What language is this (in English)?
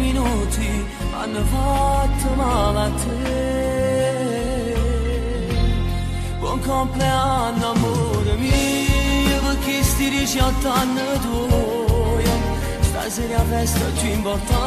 Turkish